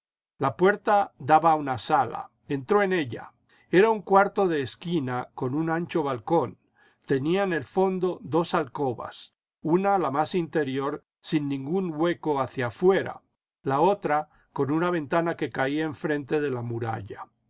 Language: Spanish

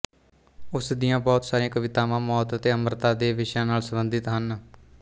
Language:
Punjabi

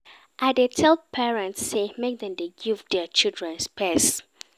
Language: Nigerian Pidgin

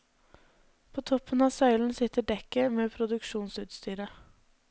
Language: Norwegian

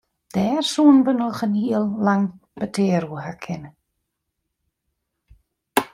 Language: Western Frisian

